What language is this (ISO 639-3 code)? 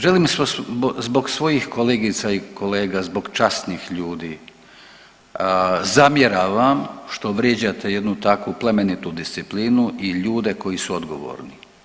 hrv